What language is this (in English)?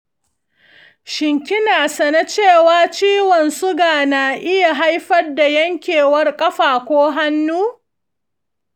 Hausa